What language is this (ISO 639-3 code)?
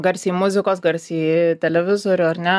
lit